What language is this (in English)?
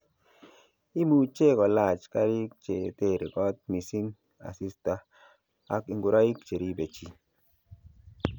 Kalenjin